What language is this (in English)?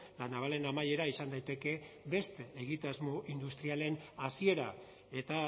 Basque